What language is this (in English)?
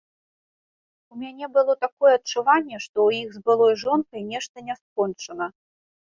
Belarusian